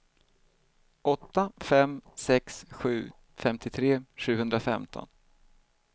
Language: Swedish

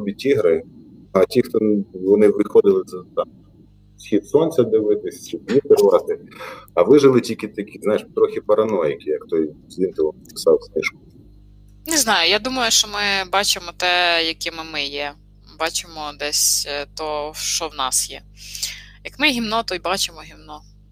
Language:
Ukrainian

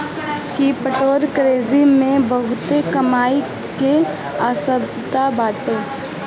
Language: Bhojpuri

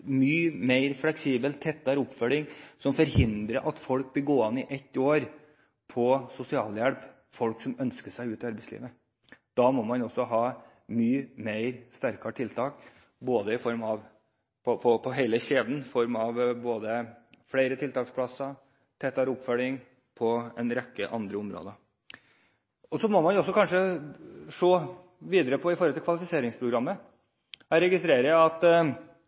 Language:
Norwegian Bokmål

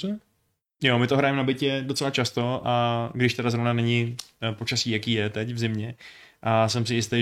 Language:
Czech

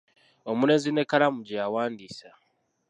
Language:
Ganda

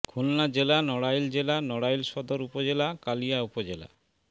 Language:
Bangla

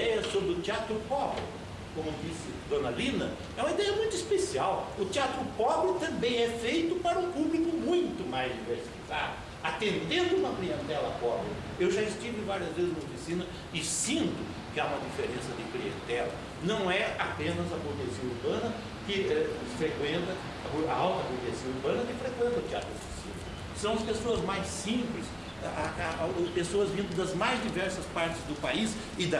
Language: Portuguese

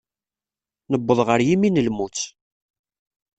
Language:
Kabyle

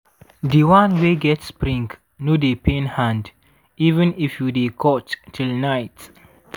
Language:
Nigerian Pidgin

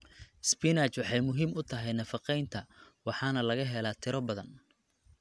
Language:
Somali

